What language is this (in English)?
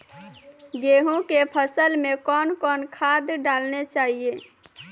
Maithili